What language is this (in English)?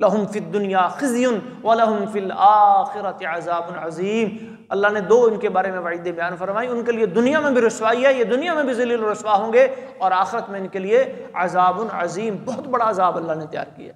Arabic